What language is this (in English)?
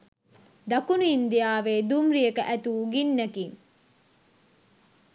Sinhala